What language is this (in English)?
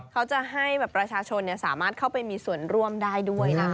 Thai